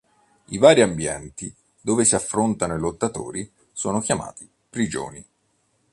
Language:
Italian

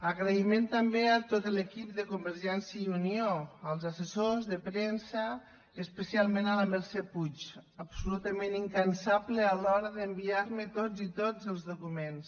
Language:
Catalan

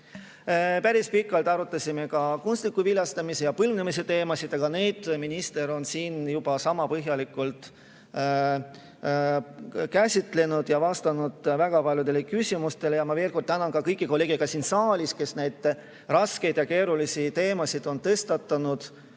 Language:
Estonian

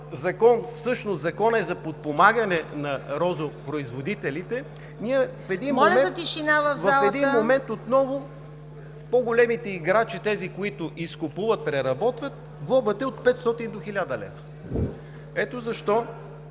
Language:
Bulgarian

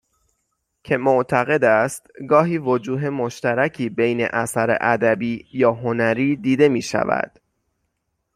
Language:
Persian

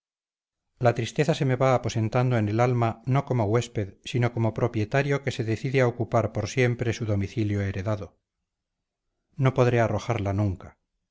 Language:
Spanish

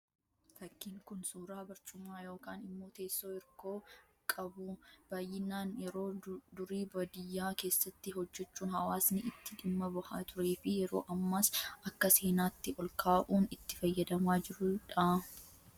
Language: Oromo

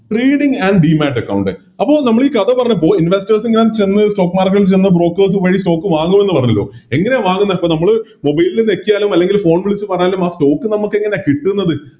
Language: Malayalam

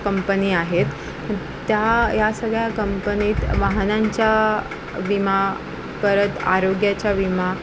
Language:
Marathi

